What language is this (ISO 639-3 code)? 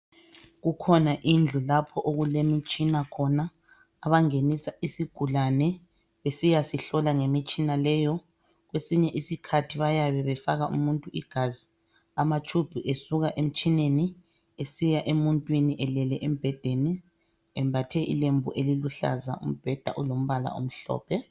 nde